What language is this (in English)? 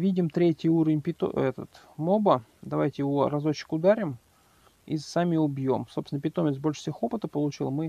Russian